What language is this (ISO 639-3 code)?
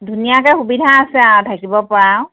asm